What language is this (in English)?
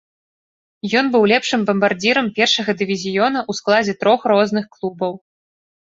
Belarusian